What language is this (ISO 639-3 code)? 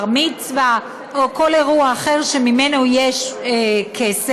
heb